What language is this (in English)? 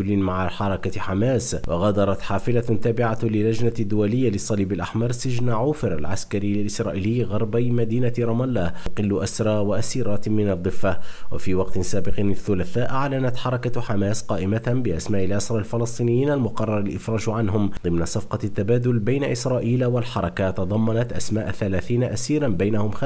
Arabic